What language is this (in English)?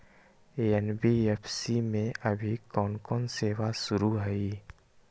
Magahi